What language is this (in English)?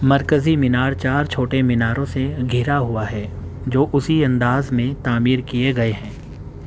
Urdu